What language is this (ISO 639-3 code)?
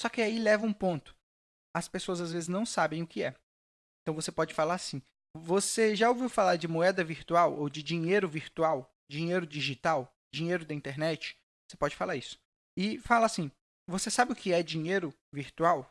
por